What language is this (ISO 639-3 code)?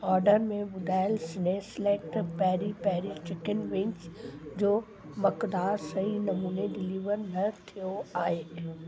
snd